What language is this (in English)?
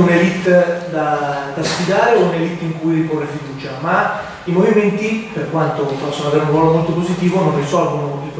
Italian